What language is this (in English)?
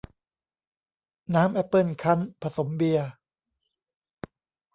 Thai